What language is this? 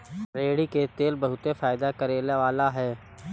Bhojpuri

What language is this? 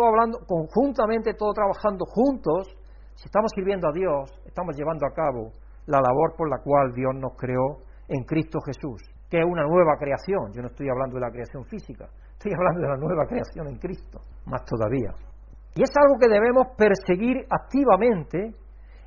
Spanish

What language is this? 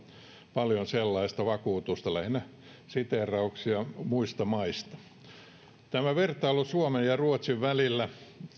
Finnish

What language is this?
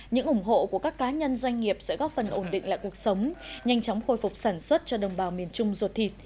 Vietnamese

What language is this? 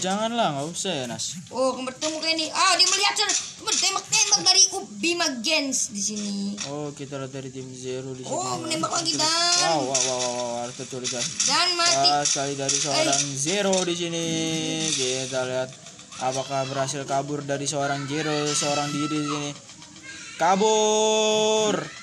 Indonesian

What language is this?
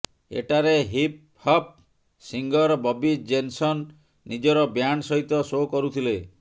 Odia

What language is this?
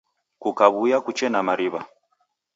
Taita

